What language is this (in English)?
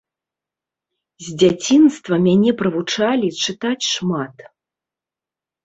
Belarusian